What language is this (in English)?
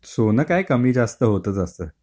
Marathi